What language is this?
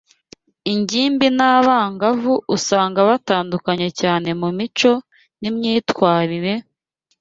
Kinyarwanda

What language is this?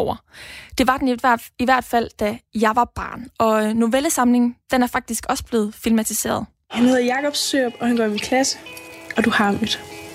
Danish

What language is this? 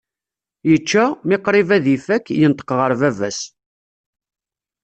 Kabyle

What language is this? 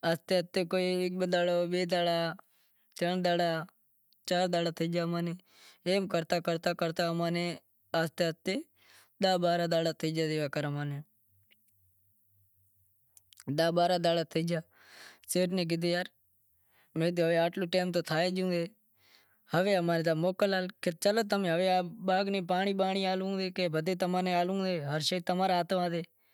Wadiyara Koli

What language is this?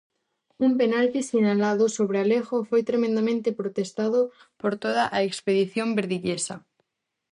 Galician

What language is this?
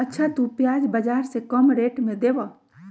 Magahi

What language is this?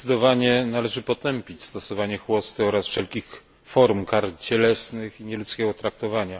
Polish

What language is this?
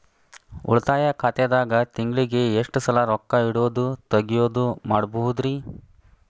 Kannada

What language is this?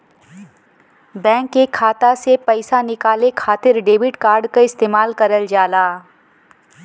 Bhojpuri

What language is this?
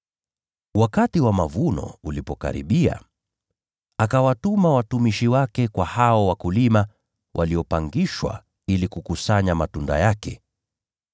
Swahili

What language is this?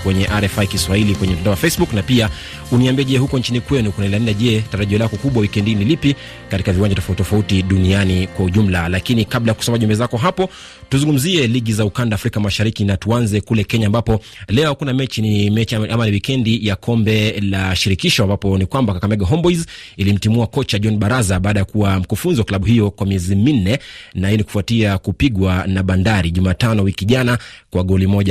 Swahili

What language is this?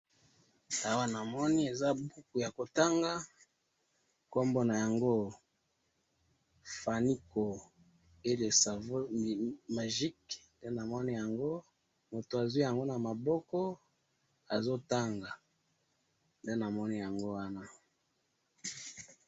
Lingala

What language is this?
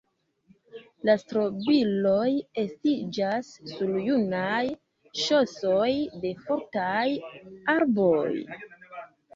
Esperanto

